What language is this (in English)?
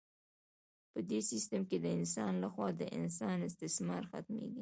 Pashto